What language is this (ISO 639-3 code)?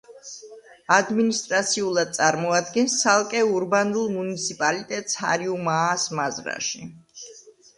kat